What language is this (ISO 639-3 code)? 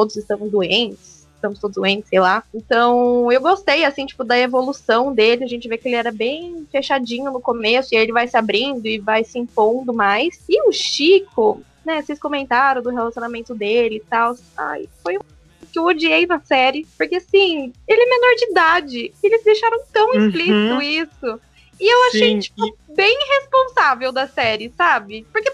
por